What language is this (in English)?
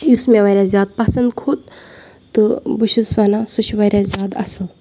Kashmiri